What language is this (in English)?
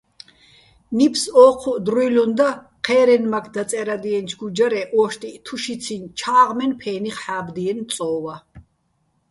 Bats